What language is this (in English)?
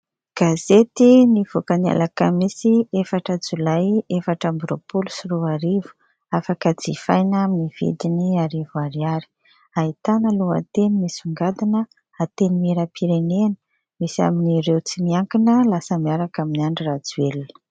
Malagasy